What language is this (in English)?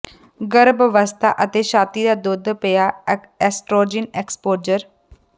Punjabi